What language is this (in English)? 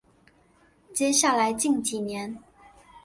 Chinese